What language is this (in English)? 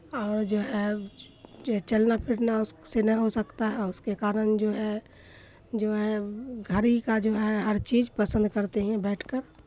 Urdu